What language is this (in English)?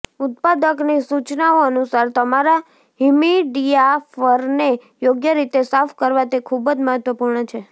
Gujarati